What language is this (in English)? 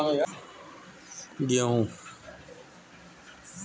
Bhojpuri